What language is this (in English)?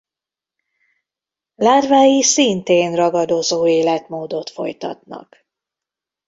Hungarian